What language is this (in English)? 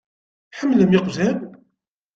Kabyle